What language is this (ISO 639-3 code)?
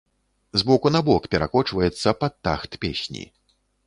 bel